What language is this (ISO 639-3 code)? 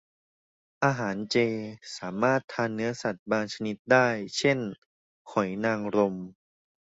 tha